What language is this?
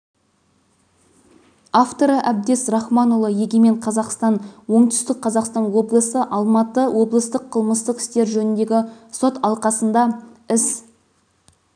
Kazakh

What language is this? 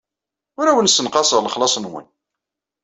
Kabyle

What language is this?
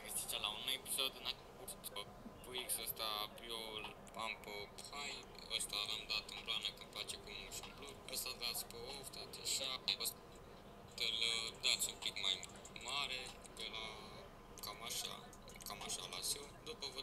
Romanian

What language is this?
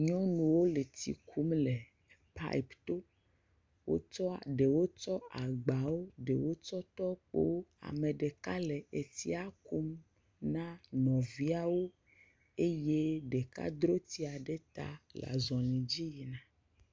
Ewe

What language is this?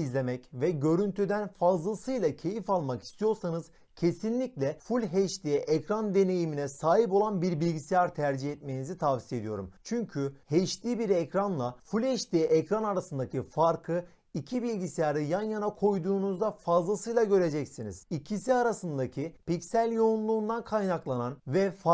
Turkish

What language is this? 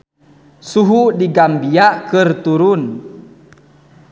Sundanese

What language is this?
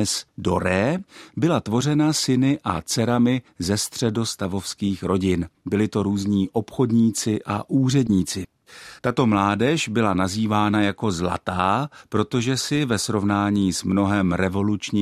Czech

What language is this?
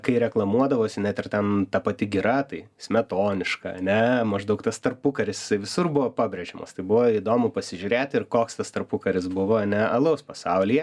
Lithuanian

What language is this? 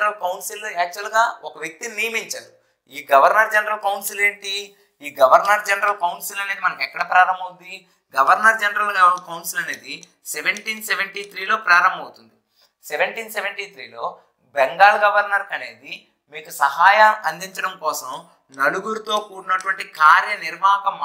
Hindi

